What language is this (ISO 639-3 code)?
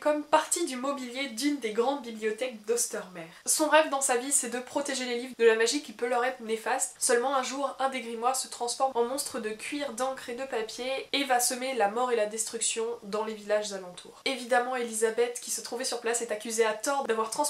fra